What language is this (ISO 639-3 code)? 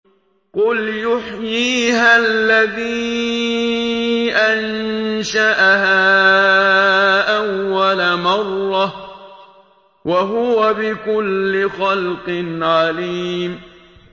ara